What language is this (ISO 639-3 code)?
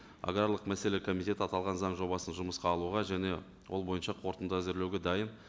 kaz